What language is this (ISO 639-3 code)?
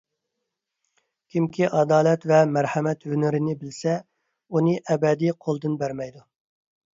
uig